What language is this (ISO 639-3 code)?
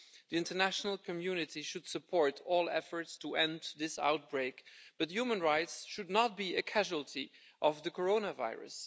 eng